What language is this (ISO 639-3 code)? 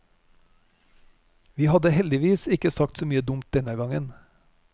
nor